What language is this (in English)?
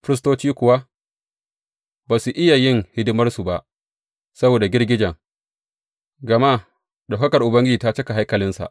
Hausa